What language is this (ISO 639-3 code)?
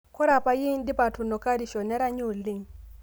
mas